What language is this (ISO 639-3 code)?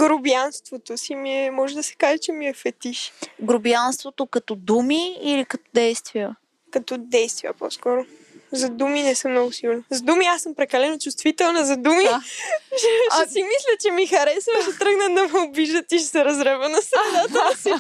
bul